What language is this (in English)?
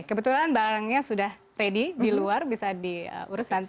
Indonesian